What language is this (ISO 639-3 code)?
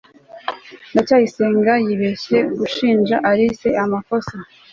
kin